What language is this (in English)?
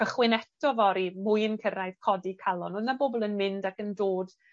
Welsh